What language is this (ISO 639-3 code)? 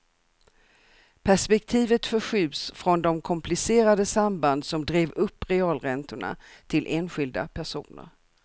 swe